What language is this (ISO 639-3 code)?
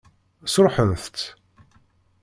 kab